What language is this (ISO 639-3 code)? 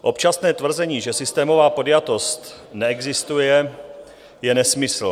ces